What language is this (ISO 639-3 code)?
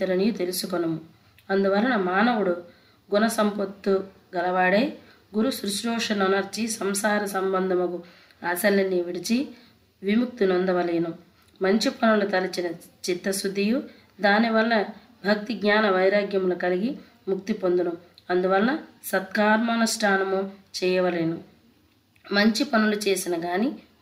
tel